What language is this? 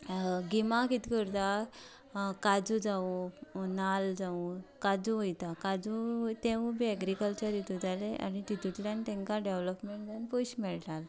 Konkani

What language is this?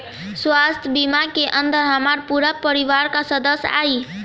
Bhojpuri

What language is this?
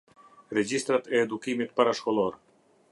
Albanian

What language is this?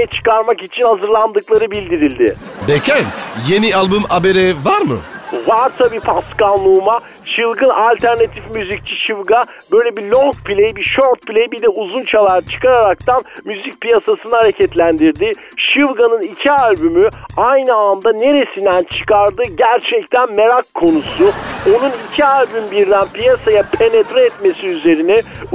Turkish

